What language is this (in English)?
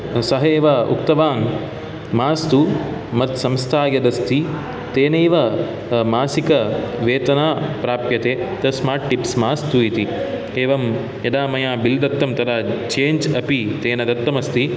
Sanskrit